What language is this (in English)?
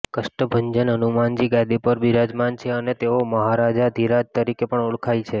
Gujarati